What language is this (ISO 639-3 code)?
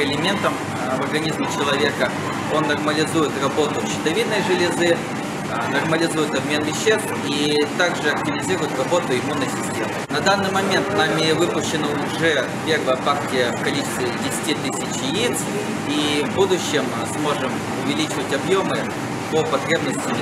rus